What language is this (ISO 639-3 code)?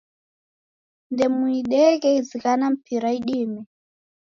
dav